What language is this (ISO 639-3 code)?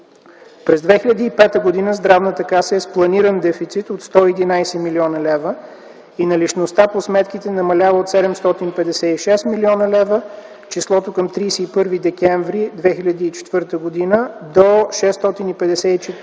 bul